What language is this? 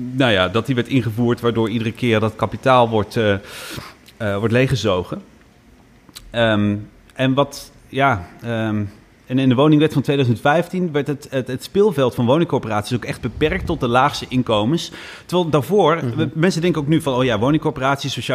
Dutch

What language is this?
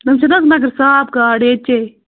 Kashmiri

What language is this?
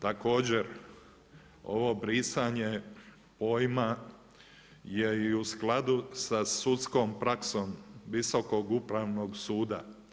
Croatian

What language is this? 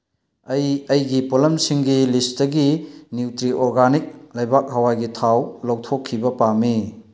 Manipuri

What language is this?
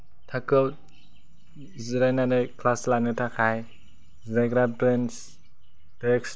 Bodo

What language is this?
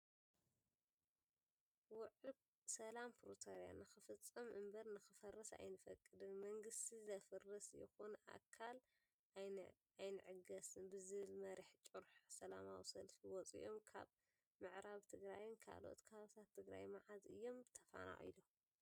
Tigrinya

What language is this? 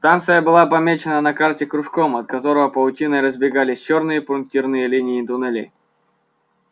Russian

